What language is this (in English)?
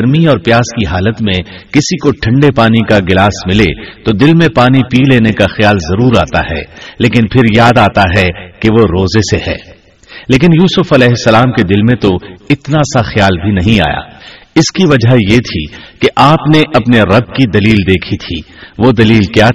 Urdu